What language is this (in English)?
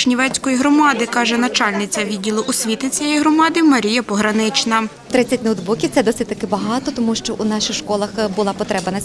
Ukrainian